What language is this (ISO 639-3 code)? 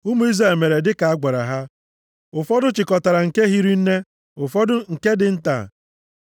ibo